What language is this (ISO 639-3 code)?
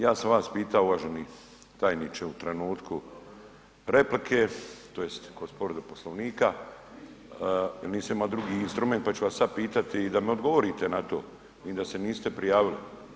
hrv